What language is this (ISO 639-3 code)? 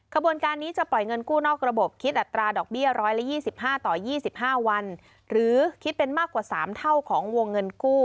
tha